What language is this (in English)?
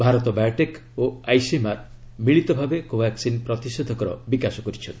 Odia